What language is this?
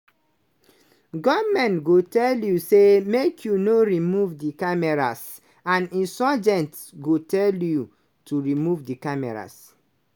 Nigerian Pidgin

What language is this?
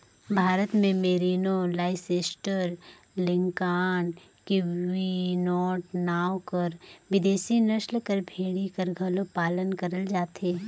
Chhattisgarhi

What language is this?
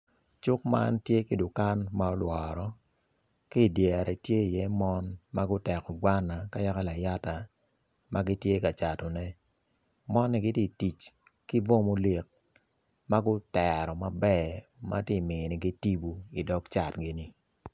Acoli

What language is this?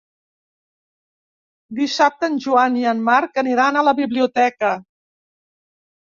Catalan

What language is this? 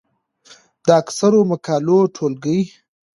Pashto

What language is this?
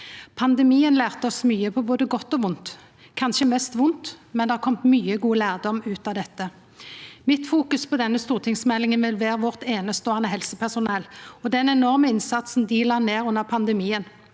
Norwegian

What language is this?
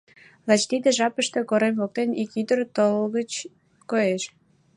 Mari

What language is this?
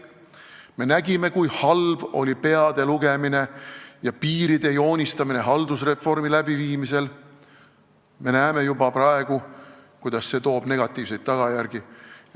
Estonian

